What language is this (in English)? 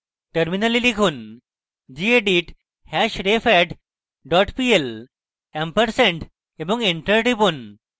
Bangla